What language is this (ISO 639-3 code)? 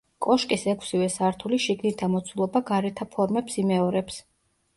kat